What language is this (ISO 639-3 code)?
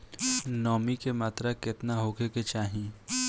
bho